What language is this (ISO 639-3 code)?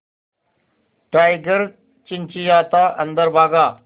hin